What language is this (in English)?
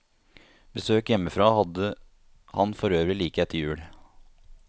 Norwegian